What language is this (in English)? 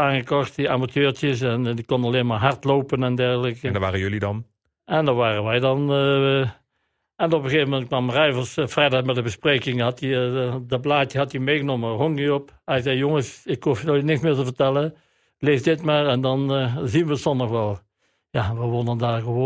Dutch